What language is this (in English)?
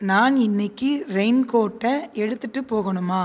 Tamil